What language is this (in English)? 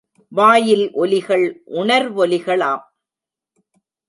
Tamil